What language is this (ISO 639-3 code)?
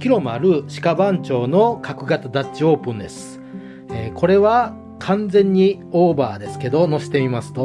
jpn